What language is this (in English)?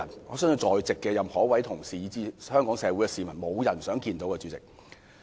Cantonese